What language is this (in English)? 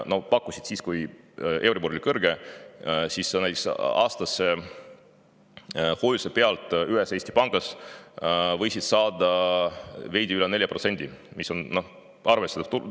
Estonian